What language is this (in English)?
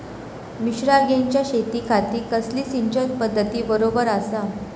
Marathi